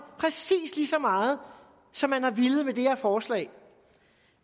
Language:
Danish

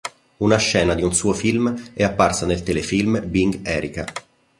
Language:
Italian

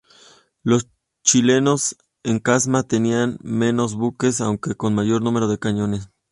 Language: Spanish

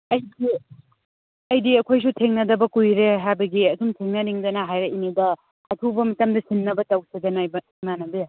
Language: Manipuri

